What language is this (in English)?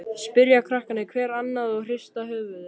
Icelandic